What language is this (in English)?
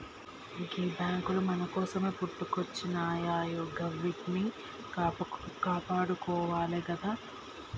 Telugu